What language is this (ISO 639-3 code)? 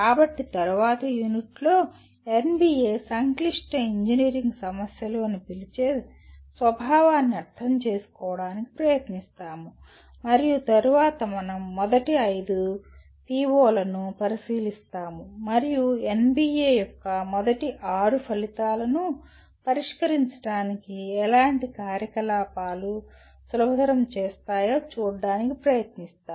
tel